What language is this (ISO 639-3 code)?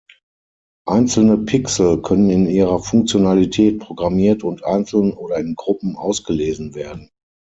deu